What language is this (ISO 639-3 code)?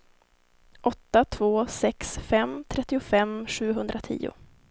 swe